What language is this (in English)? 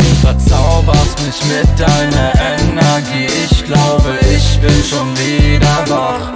German